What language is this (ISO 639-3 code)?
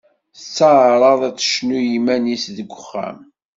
kab